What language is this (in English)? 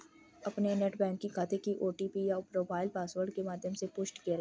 Hindi